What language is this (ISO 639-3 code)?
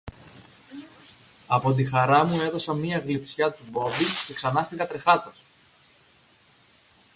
ell